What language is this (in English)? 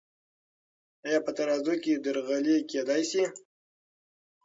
Pashto